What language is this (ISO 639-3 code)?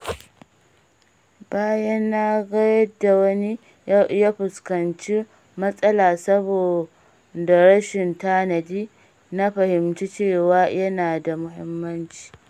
hau